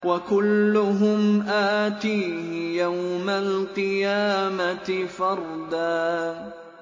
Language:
Arabic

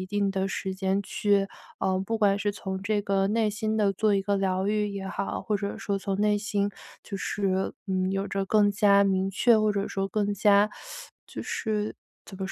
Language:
Chinese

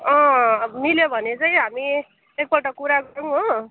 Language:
Nepali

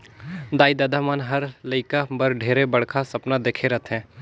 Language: Chhattisgarhi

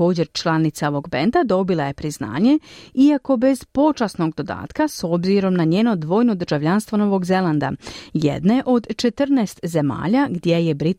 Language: Croatian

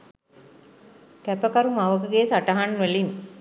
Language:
Sinhala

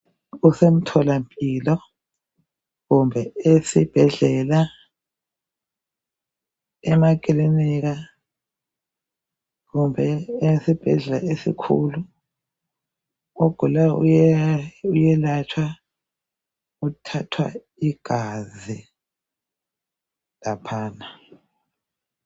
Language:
North Ndebele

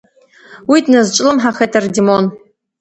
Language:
Abkhazian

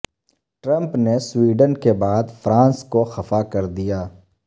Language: Urdu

